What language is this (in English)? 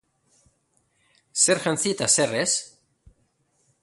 Basque